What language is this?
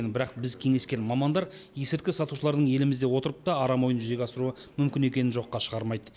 Kazakh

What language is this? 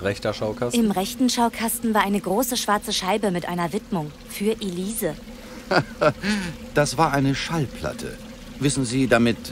German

